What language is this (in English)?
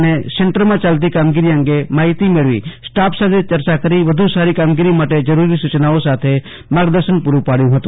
Gujarati